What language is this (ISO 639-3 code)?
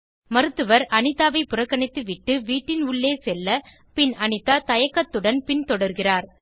tam